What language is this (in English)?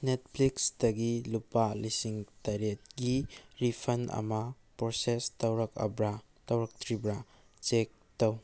Manipuri